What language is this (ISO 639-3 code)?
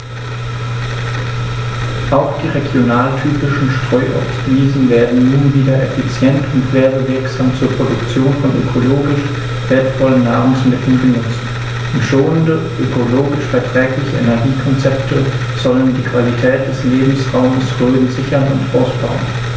deu